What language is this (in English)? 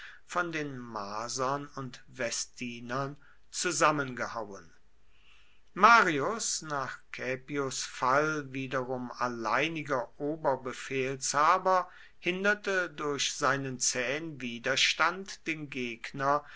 German